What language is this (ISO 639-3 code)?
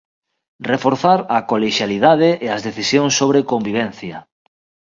glg